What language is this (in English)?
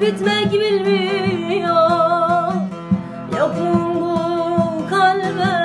Turkish